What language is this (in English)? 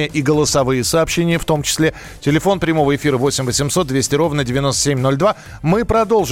Russian